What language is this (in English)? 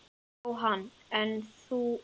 Icelandic